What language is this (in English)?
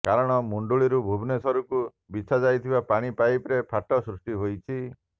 Odia